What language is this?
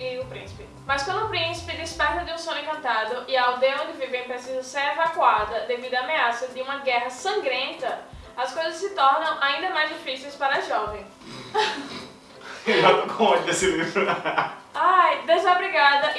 Portuguese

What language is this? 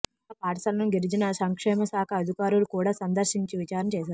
Telugu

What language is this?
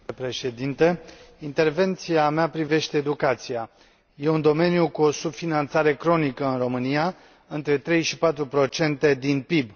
Romanian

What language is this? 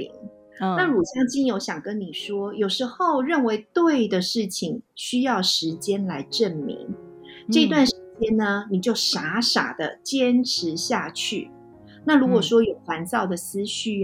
Chinese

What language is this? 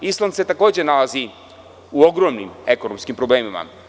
Serbian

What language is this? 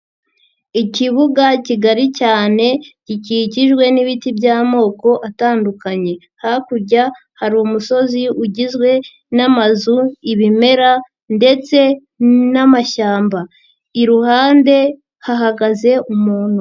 Kinyarwanda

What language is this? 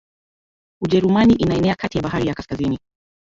Swahili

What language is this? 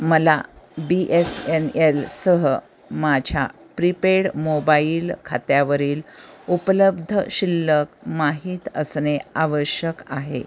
Marathi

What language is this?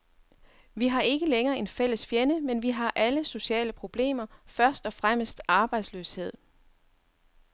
Danish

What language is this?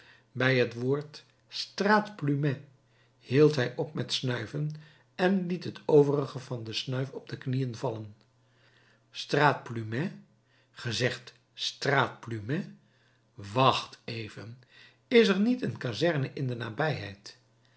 Dutch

